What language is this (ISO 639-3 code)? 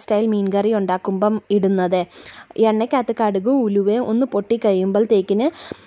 mal